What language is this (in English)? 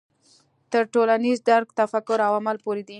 Pashto